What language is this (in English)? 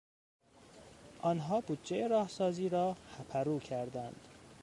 Persian